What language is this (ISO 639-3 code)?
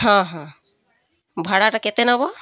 ori